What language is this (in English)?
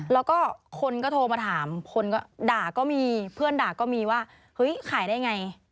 Thai